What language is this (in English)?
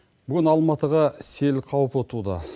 Kazakh